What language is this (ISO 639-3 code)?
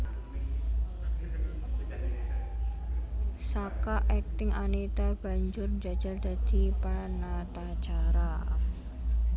jav